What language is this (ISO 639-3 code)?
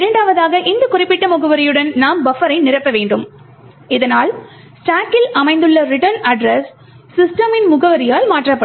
tam